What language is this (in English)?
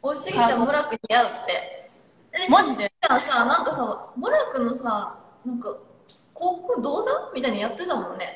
Japanese